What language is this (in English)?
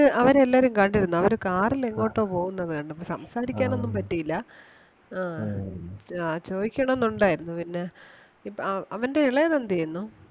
Malayalam